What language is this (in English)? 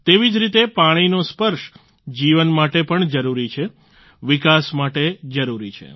Gujarati